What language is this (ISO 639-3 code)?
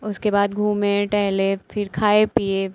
hin